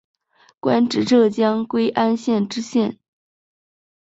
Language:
Chinese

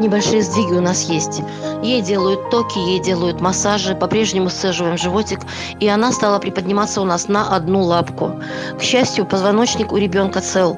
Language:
Russian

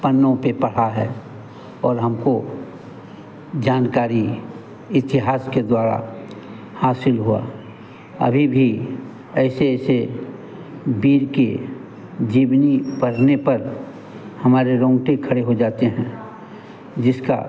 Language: Hindi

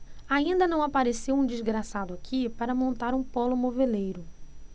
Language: Portuguese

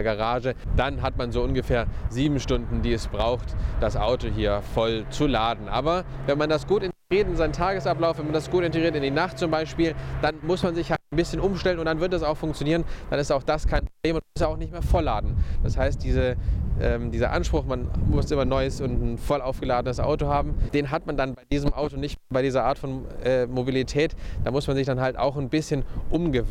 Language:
German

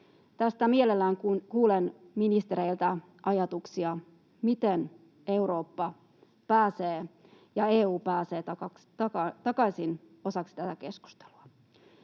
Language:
Finnish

